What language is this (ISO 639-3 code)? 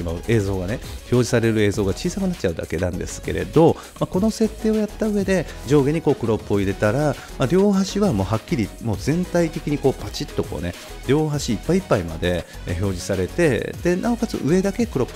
jpn